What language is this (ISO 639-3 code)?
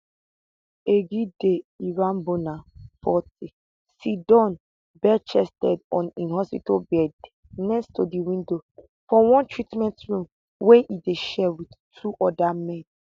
pcm